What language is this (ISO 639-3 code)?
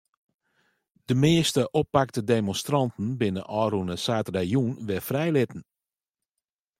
fry